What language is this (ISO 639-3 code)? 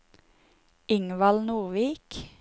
nor